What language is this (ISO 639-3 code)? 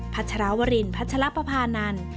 tha